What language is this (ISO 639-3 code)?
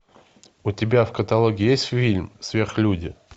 rus